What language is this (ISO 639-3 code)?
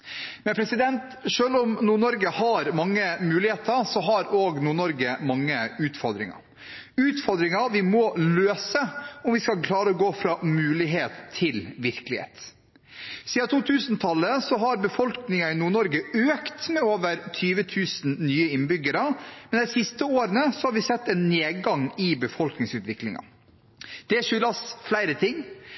nob